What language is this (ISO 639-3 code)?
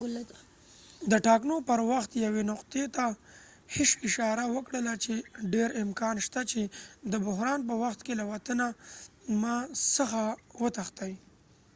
pus